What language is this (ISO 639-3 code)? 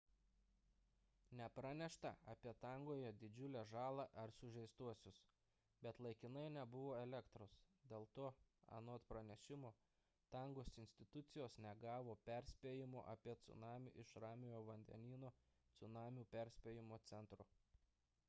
lit